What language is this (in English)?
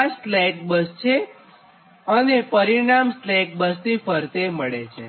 Gujarati